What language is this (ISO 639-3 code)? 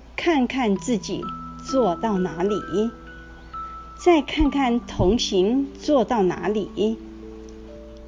zho